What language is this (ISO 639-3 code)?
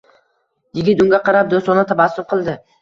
uzb